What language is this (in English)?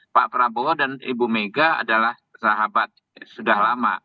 Indonesian